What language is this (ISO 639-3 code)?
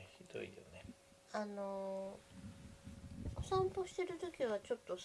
jpn